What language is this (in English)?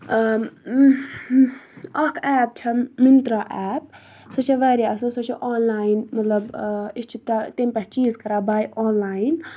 Kashmiri